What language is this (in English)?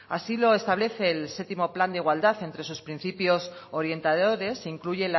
Spanish